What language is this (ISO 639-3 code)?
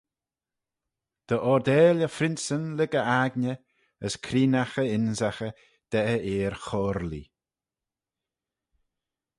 glv